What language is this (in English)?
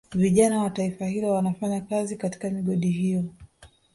Swahili